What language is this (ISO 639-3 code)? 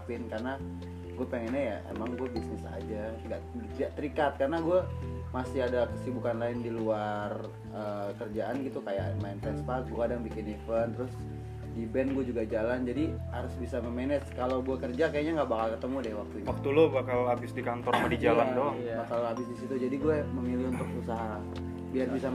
ind